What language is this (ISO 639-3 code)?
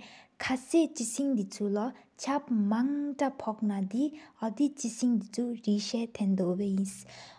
sip